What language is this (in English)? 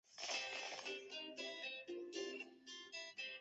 Chinese